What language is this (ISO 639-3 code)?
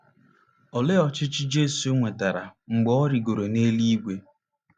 ibo